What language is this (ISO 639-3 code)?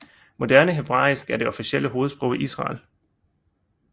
dan